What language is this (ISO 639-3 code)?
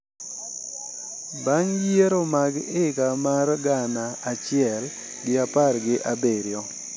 luo